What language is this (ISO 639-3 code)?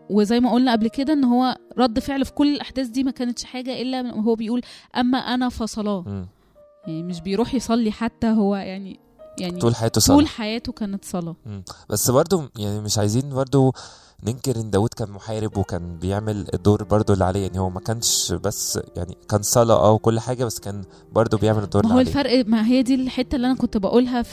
ara